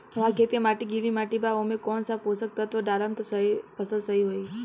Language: Bhojpuri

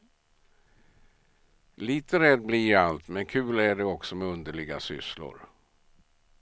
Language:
Swedish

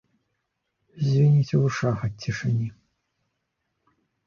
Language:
Belarusian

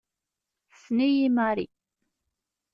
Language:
Kabyle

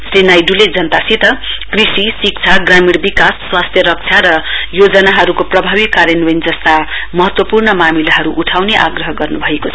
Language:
Nepali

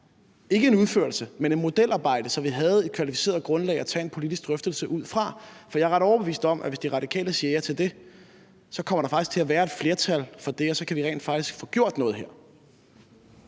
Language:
Danish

